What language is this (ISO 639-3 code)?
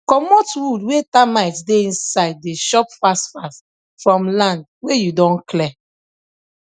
pcm